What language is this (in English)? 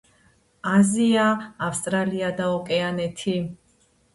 Georgian